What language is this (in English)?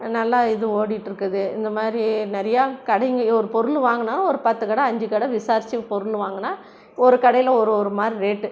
Tamil